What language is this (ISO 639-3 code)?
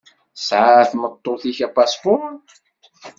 kab